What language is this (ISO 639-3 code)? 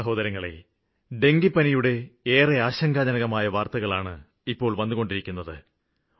mal